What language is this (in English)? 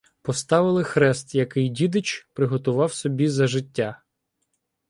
Ukrainian